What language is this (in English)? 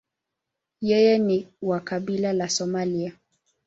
Swahili